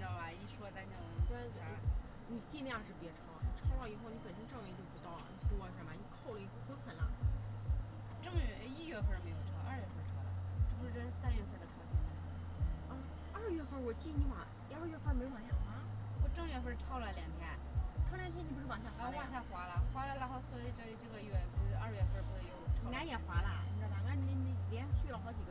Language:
Chinese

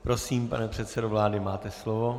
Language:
Czech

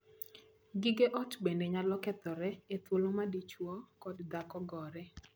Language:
Luo (Kenya and Tanzania)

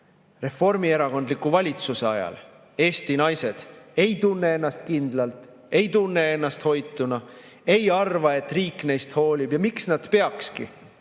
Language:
Estonian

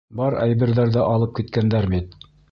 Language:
Bashkir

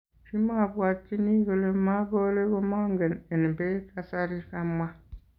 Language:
Kalenjin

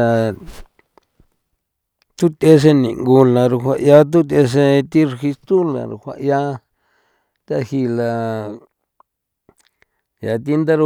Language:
San Felipe Otlaltepec Popoloca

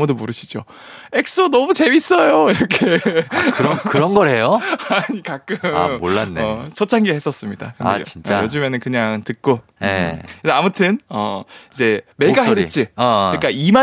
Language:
Korean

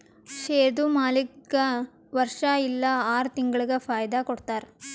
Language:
Kannada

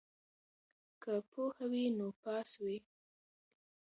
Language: Pashto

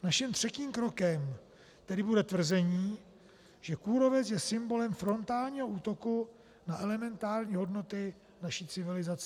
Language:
Czech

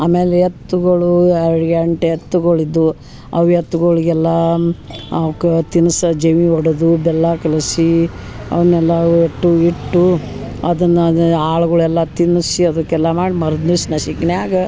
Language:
Kannada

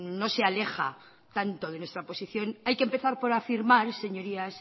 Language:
Spanish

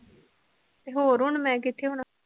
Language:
Punjabi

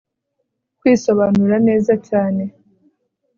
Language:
Kinyarwanda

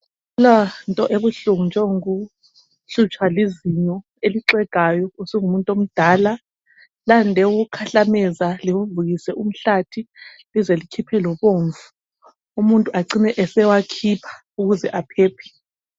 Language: North Ndebele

